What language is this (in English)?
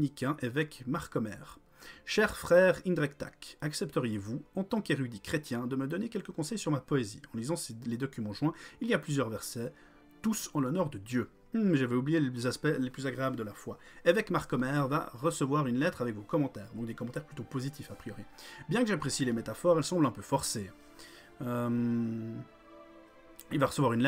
French